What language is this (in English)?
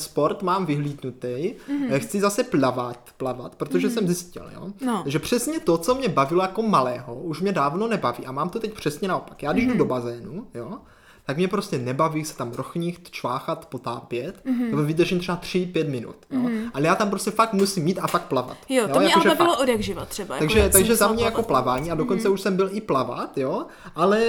Czech